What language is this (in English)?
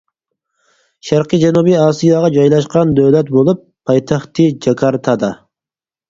Uyghur